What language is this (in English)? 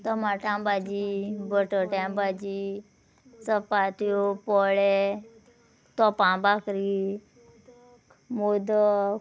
Konkani